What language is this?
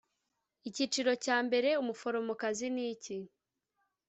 Kinyarwanda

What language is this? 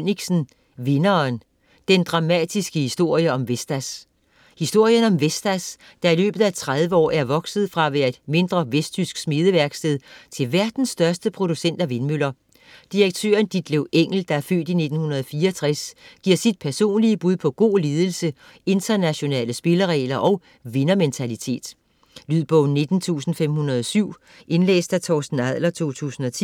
Danish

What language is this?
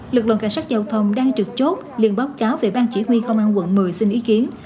Vietnamese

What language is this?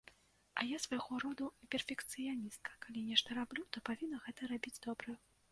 Belarusian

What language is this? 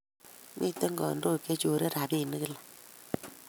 Kalenjin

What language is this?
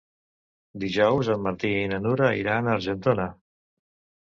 Catalan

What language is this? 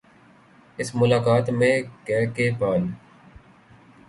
Urdu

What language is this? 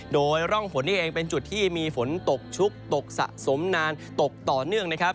Thai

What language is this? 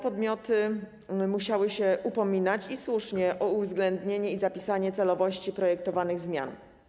Polish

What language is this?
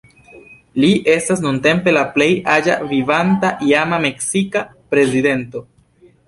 Esperanto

